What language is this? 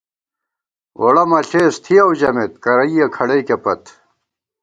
Gawar-Bati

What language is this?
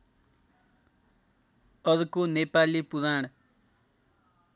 Nepali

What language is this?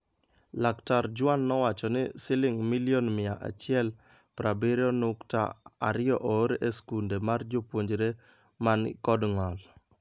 Luo (Kenya and Tanzania)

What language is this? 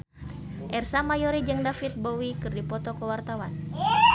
Sundanese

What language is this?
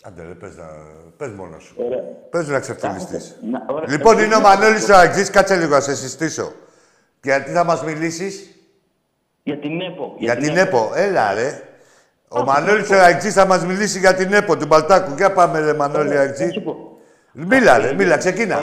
Greek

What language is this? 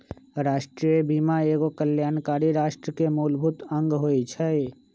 Magahi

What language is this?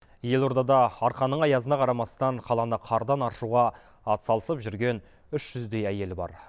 Kazakh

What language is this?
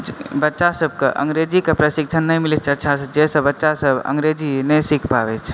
Maithili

